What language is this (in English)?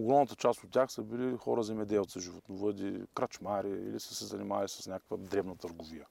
Bulgarian